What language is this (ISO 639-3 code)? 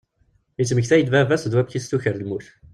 kab